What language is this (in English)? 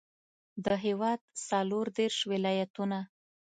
Pashto